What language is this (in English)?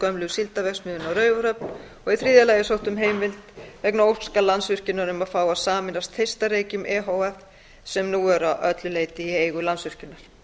Icelandic